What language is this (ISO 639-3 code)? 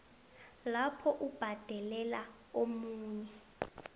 nbl